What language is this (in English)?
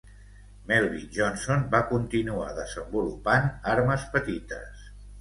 Catalan